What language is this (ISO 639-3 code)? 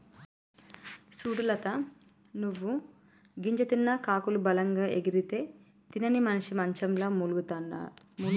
tel